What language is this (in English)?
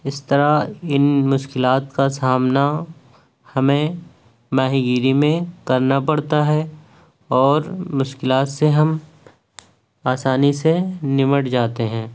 Urdu